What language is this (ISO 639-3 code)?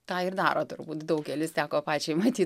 lit